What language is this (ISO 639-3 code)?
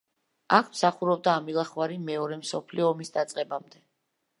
kat